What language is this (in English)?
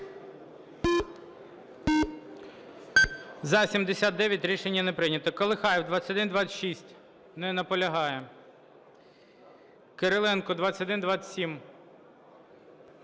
Ukrainian